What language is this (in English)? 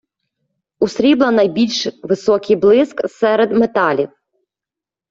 Ukrainian